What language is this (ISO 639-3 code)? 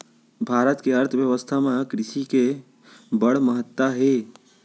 hne